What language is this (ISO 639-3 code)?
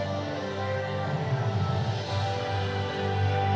mai